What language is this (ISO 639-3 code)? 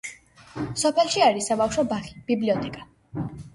kat